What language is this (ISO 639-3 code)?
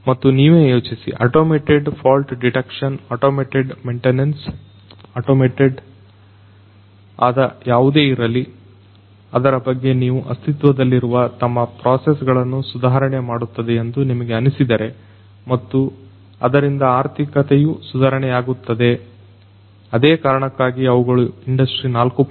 kan